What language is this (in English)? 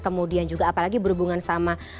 Indonesian